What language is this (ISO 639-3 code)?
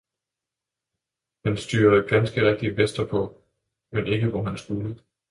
dan